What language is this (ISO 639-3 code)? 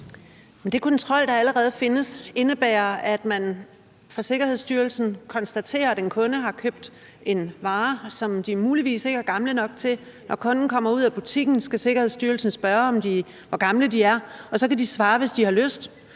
dan